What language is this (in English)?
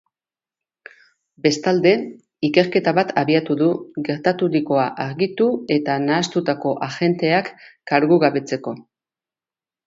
Basque